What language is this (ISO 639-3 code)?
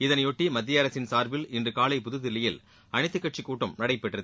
tam